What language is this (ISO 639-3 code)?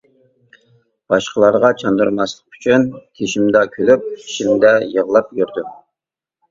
uig